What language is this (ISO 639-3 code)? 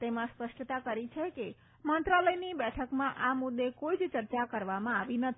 guj